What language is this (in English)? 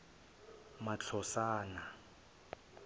Zulu